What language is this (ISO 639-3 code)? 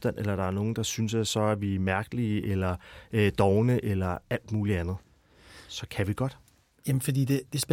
dan